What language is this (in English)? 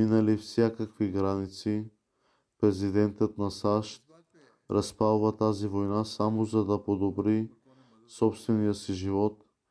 Bulgarian